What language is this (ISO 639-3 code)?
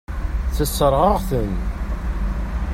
kab